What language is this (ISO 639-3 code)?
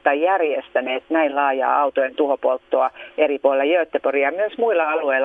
fin